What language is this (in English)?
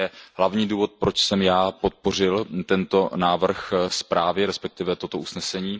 Czech